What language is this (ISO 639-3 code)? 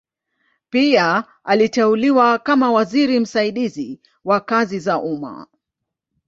swa